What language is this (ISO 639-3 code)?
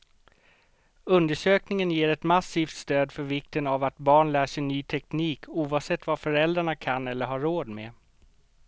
swe